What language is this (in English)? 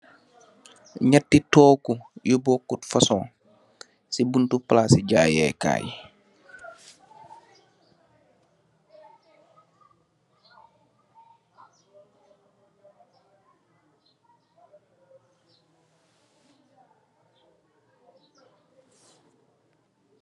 Wolof